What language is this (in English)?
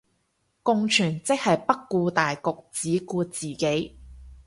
Cantonese